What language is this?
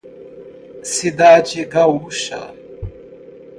Portuguese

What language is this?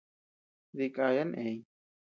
Tepeuxila Cuicatec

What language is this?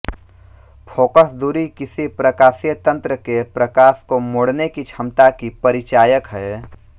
Hindi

